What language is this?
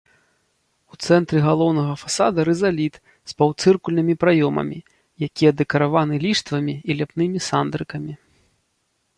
Belarusian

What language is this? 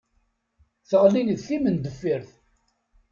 Kabyle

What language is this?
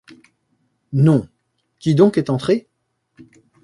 French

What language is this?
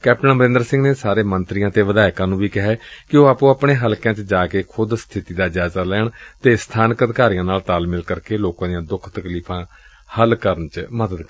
Punjabi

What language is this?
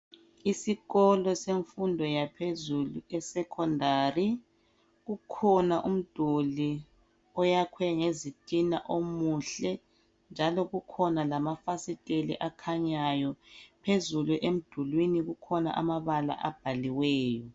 North Ndebele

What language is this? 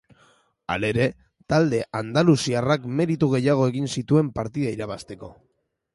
Basque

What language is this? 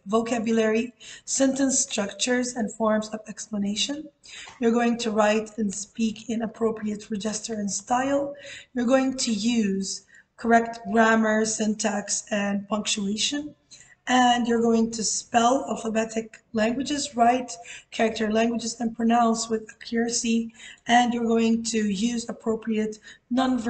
English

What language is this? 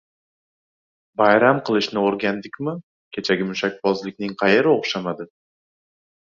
Uzbek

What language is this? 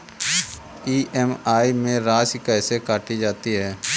Hindi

